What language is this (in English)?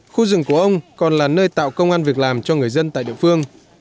Vietnamese